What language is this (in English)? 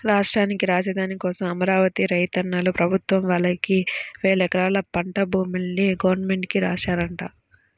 Telugu